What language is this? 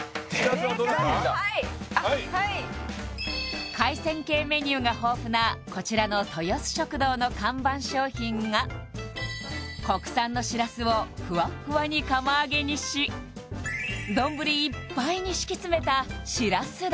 Japanese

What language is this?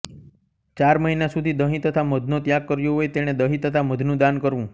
Gujarati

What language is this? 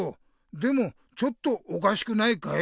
Japanese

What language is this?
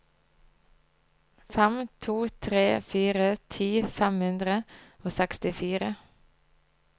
Norwegian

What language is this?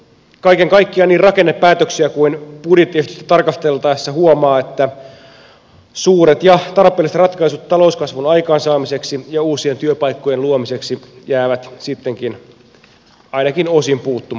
Finnish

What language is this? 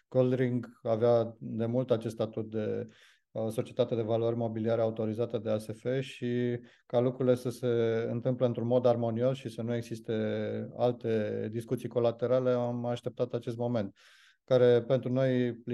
Romanian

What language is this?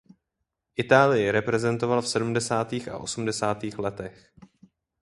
Czech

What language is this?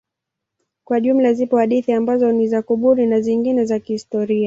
Swahili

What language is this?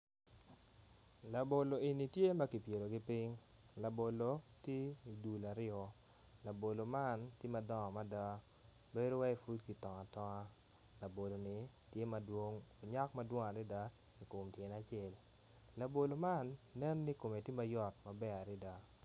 Acoli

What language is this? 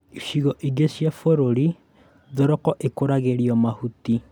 Kikuyu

